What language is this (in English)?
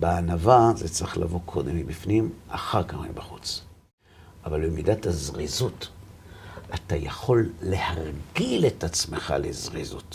Hebrew